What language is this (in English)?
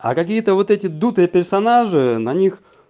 Russian